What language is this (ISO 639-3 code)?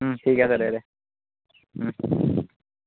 asm